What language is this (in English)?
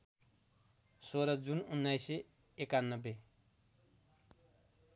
Nepali